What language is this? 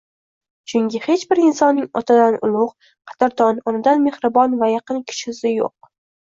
Uzbek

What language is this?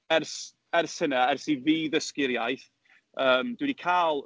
Welsh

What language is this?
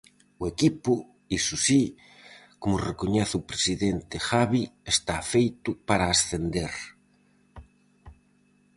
Galician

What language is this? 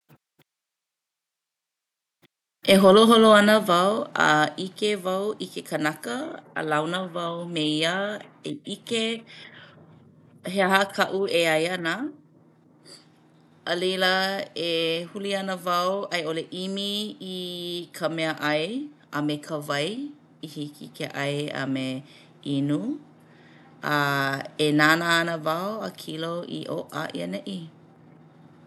Hawaiian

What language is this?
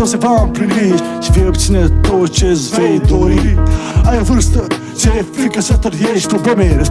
Romanian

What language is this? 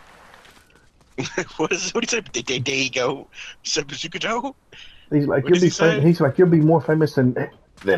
English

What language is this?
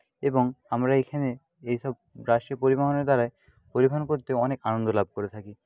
Bangla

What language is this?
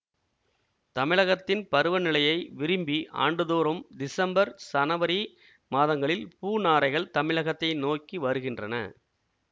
Tamil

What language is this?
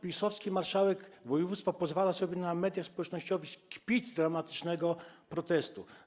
Polish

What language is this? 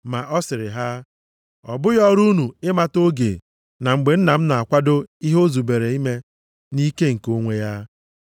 Igbo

